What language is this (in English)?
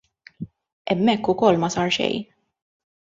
Maltese